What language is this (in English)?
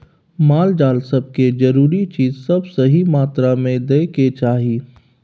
Maithili